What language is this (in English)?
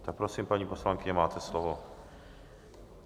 Czech